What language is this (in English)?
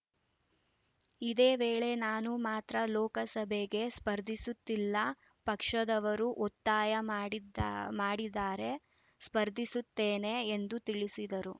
Kannada